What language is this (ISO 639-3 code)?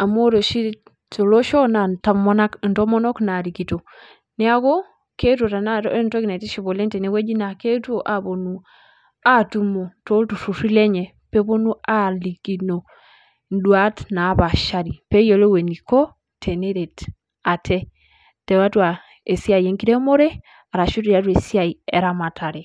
mas